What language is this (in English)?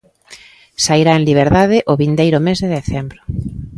Galician